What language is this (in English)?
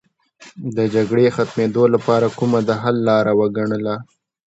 Pashto